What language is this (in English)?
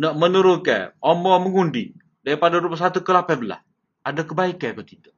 Malay